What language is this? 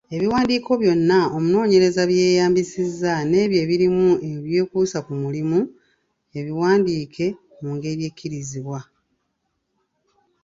Ganda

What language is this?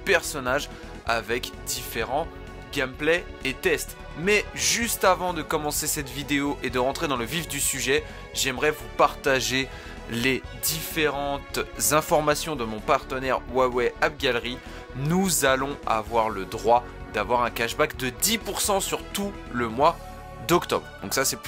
French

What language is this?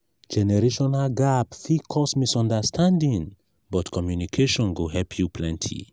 Nigerian Pidgin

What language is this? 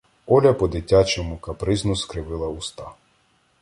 Ukrainian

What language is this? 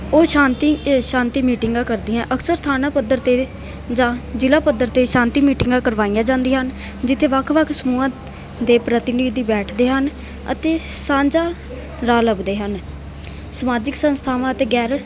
Punjabi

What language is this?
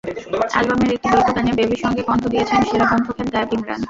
Bangla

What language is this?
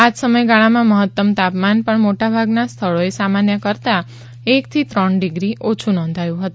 Gujarati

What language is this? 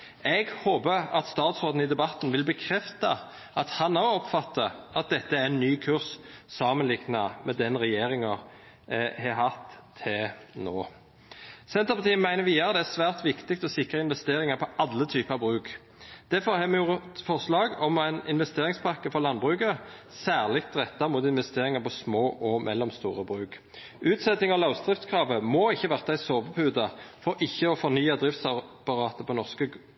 Norwegian Nynorsk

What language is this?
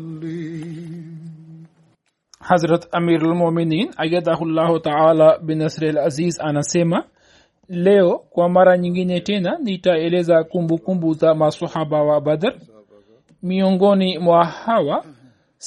Swahili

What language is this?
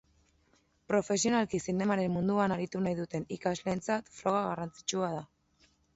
Basque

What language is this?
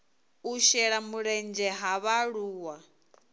Venda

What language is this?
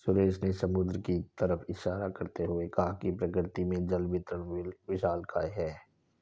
Hindi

